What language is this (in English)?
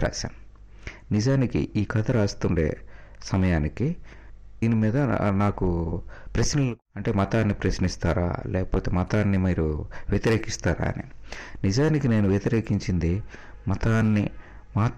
Telugu